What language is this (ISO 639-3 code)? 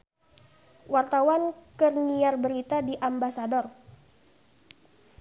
sun